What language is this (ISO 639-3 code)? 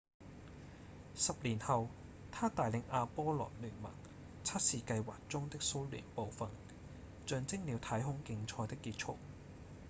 yue